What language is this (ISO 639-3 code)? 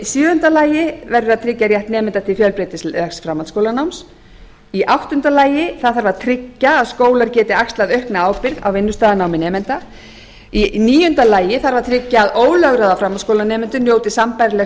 isl